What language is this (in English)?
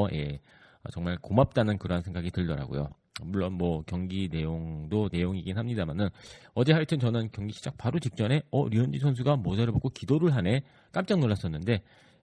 Korean